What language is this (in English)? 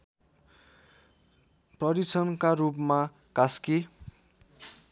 Nepali